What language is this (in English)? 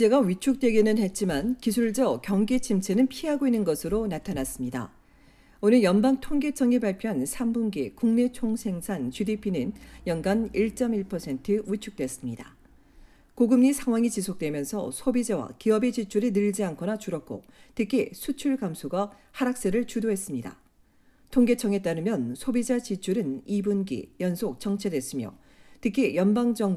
Korean